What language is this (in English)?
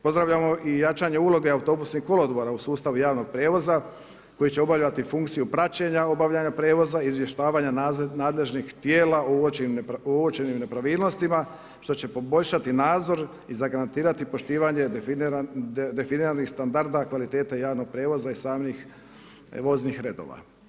Croatian